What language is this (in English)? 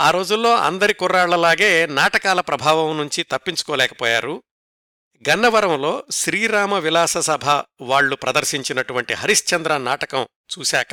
Telugu